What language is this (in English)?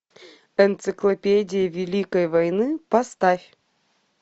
Russian